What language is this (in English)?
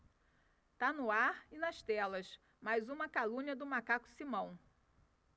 Portuguese